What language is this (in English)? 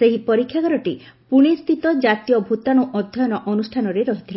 Odia